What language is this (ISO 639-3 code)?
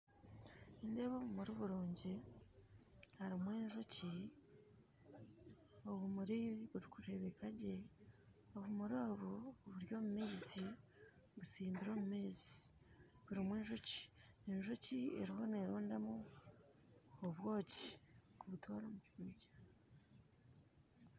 nyn